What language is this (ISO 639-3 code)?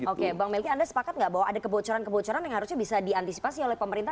ind